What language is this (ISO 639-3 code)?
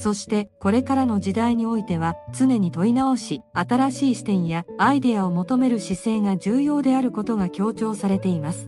jpn